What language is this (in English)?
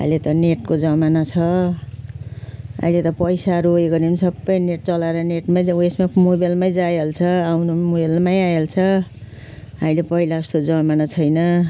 Nepali